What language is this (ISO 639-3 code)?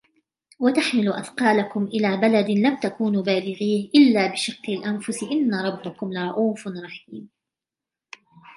ara